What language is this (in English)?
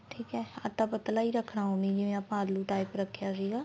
Punjabi